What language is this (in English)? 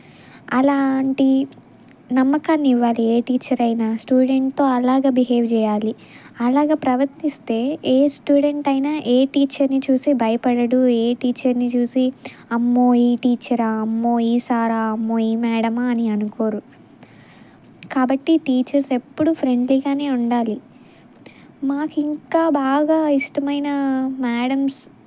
Telugu